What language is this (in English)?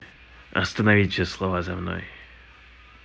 Russian